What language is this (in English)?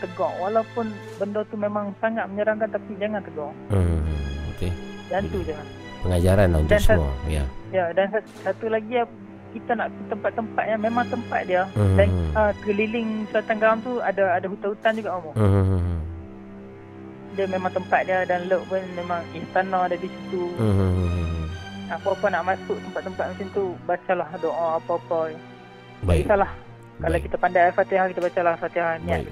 Malay